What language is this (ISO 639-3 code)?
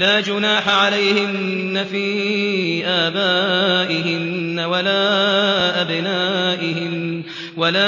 ara